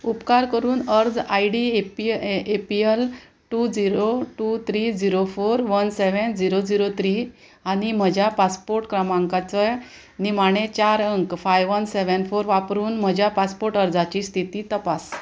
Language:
Konkani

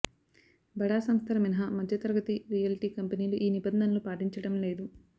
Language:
Telugu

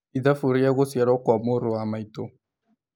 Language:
Kikuyu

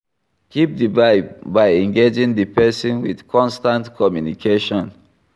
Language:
Nigerian Pidgin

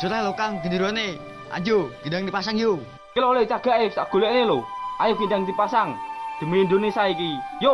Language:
Indonesian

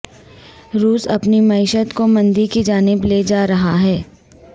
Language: Urdu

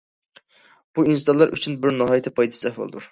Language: Uyghur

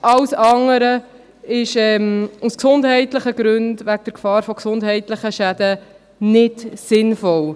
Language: Swiss German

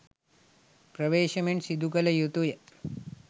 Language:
Sinhala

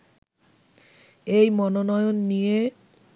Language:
Bangla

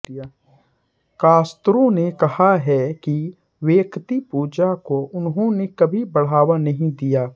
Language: Hindi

